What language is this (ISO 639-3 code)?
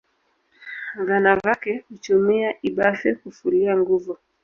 swa